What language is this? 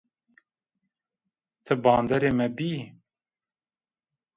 Zaza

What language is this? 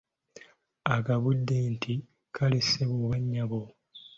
Ganda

